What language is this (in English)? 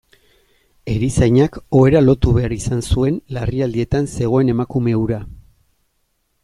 Basque